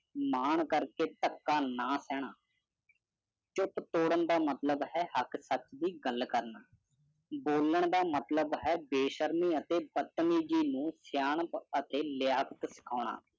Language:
Punjabi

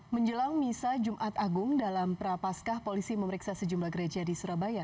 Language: Indonesian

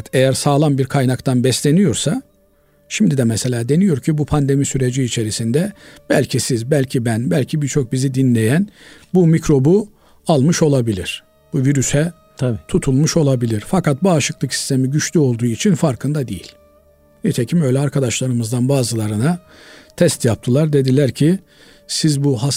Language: Turkish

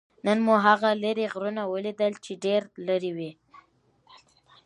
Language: Pashto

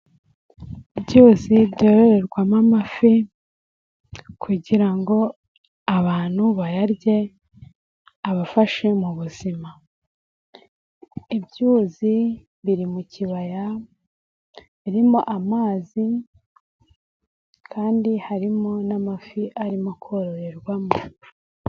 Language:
Kinyarwanda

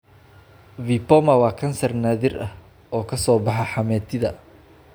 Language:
Somali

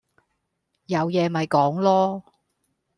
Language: Cantonese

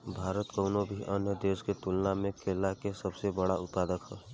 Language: Bhojpuri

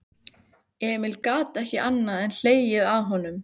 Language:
Icelandic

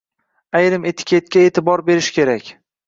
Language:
Uzbek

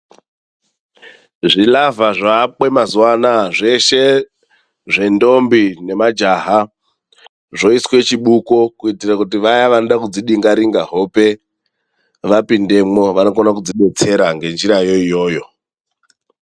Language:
Ndau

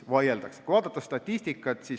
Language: Estonian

